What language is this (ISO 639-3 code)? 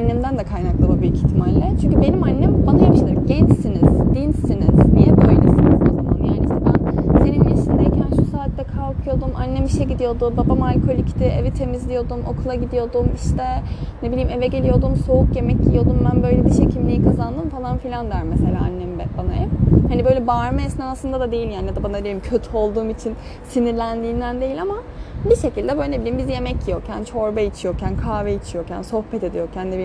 tur